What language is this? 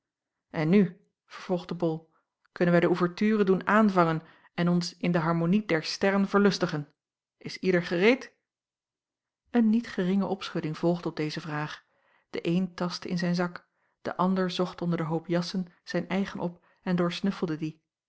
Dutch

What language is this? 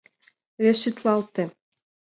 Mari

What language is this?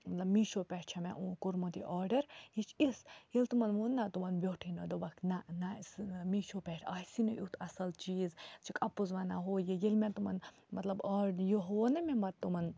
Kashmiri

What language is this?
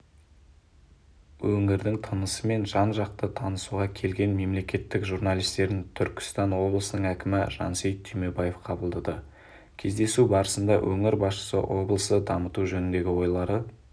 Kazakh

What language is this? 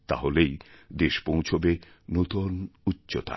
Bangla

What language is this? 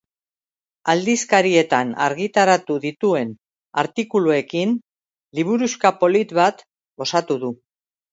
Basque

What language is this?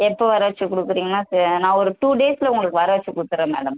Tamil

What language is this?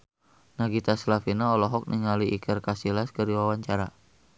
Sundanese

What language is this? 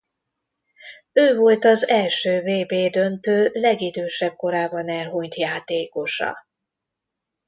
Hungarian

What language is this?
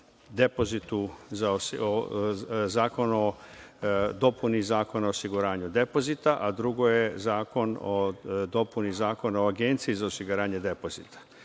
Serbian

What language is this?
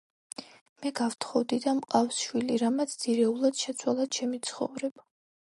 Georgian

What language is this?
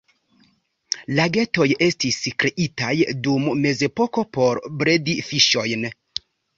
Esperanto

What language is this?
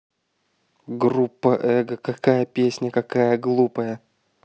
Russian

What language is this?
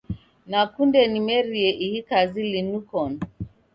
Taita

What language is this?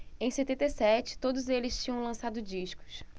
Portuguese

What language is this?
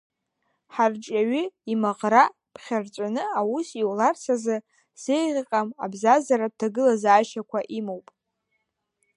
Abkhazian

